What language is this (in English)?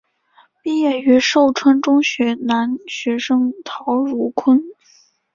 Chinese